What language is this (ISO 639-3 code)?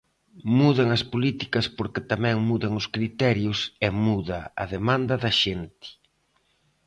glg